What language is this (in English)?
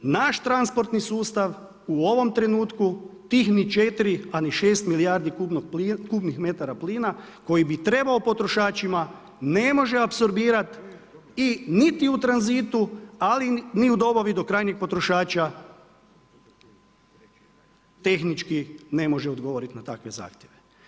Croatian